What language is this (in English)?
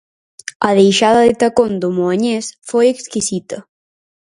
Galician